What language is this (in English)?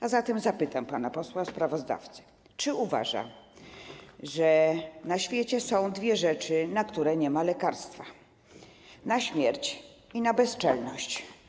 Polish